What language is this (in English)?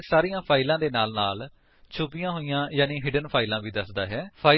Punjabi